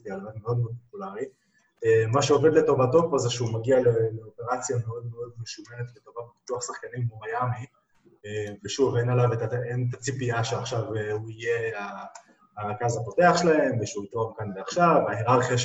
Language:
Hebrew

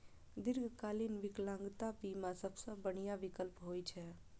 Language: Maithili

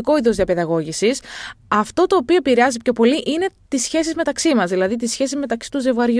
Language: Greek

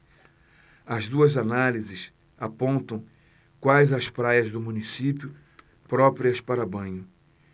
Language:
Portuguese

